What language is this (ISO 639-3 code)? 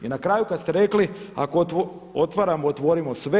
hrv